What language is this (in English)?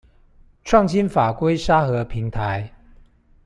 Chinese